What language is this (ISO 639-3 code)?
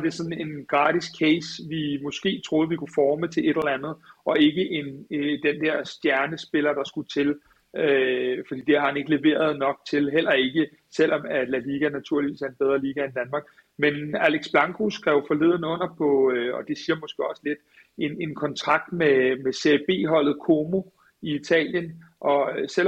dan